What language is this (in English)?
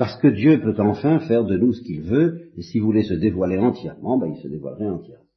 French